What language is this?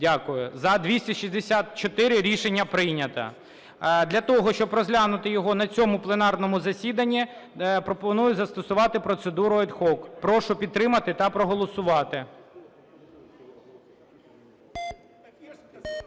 Ukrainian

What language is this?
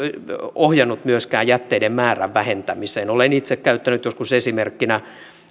Finnish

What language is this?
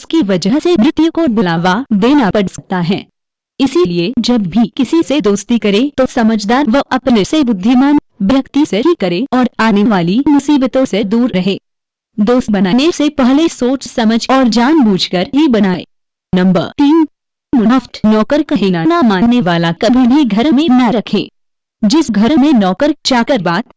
Hindi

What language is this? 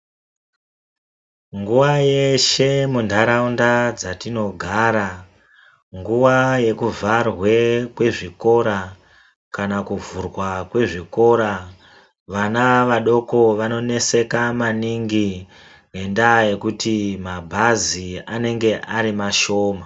Ndau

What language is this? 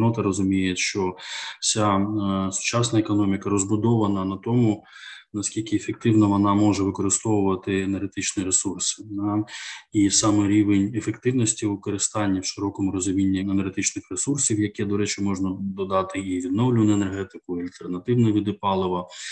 Ukrainian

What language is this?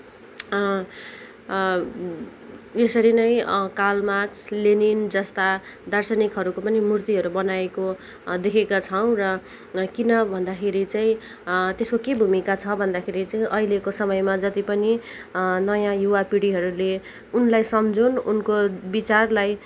Nepali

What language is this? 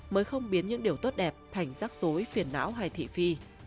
Vietnamese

